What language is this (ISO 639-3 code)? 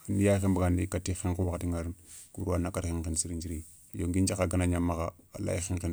snk